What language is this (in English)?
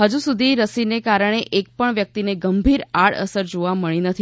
Gujarati